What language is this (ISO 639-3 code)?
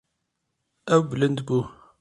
kur